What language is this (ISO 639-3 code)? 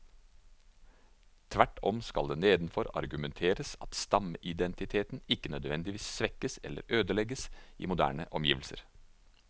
nor